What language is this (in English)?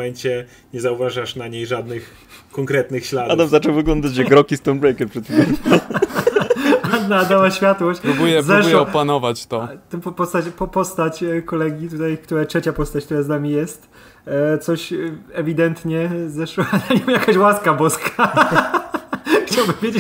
Polish